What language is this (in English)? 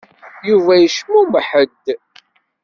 Kabyle